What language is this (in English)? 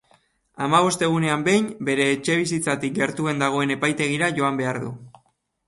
Basque